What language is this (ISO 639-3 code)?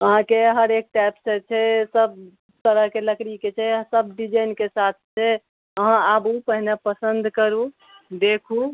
mai